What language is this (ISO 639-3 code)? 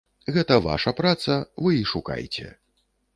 bel